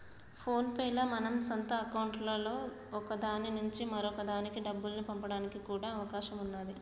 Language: Telugu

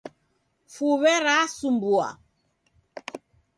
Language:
Taita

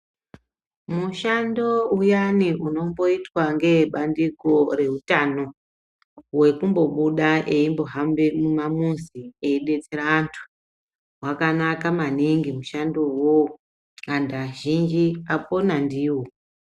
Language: Ndau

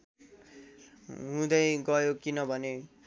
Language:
Nepali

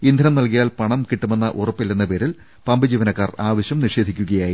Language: Malayalam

